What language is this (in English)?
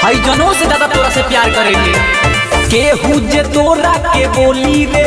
Hindi